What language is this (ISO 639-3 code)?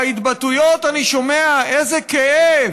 heb